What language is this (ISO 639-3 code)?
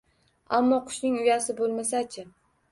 uzb